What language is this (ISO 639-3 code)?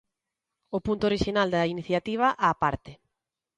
glg